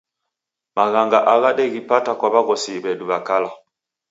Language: Taita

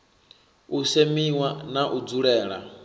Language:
Venda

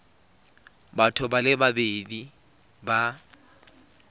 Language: Tswana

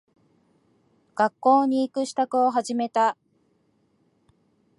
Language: Japanese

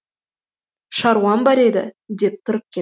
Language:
Kazakh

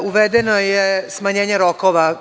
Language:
Serbian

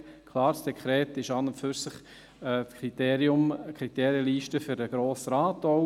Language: Swiss German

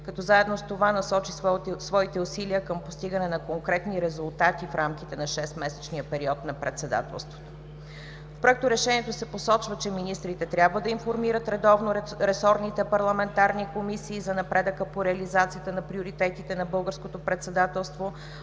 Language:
Bulgarian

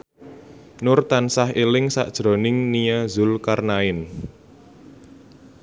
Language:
Javanese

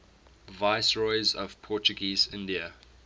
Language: English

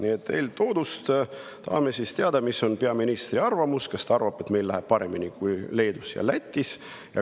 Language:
Estonian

